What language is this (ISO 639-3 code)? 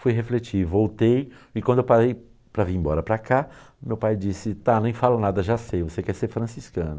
por